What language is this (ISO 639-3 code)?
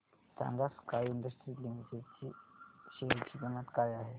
mar